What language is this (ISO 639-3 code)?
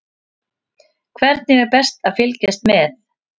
isl